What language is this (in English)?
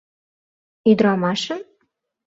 Mari